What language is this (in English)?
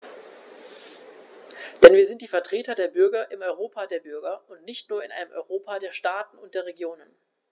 German